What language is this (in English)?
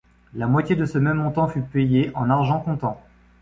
French